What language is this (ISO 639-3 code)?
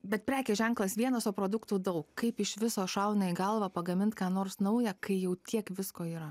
lit